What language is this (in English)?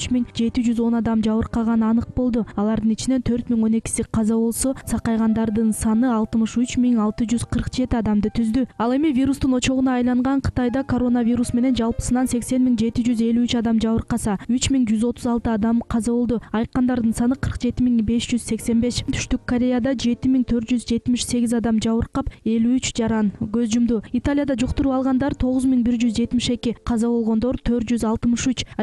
Turkish